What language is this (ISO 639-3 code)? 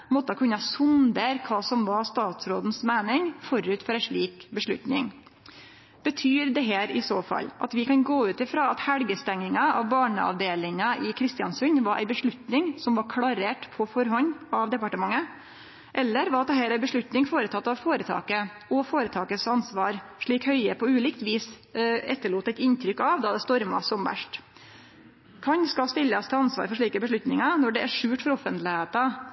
nno